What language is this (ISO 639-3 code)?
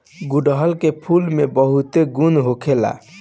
bho